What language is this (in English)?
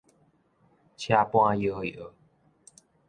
Min Nan Chinese